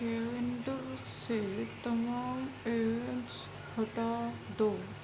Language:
Urdu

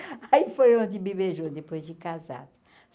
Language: Portuguese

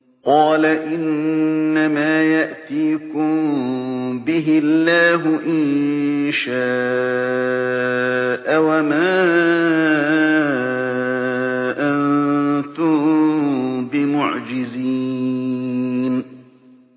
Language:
Arabic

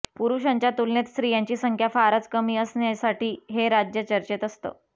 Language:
Marathi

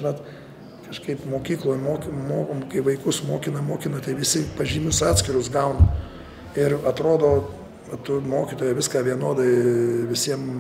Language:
Lithuanian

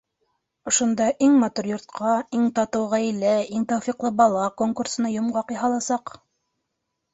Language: Bashkir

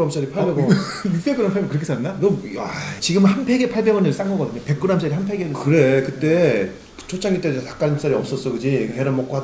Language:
Korean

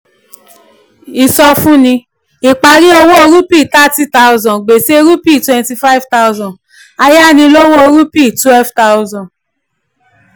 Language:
Yoruba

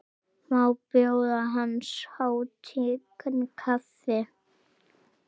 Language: Icelandic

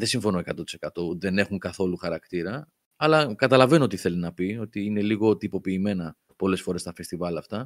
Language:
Greek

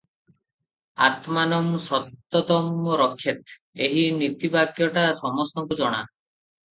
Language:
Odia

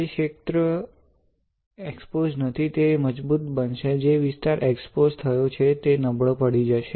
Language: Gujarati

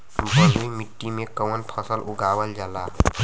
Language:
Bhojpuri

